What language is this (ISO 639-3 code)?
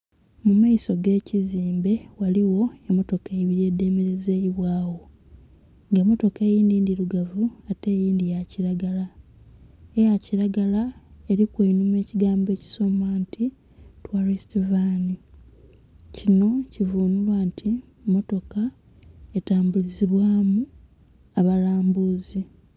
xog